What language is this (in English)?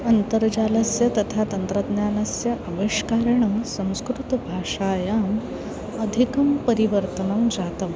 Sanskrit